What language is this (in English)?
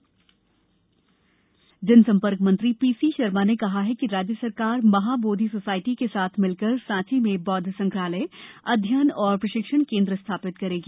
Hindi